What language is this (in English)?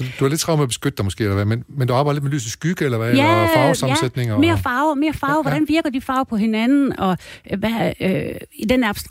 Danish